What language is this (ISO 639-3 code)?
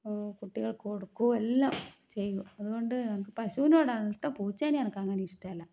mal